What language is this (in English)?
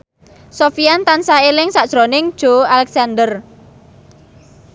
Javanese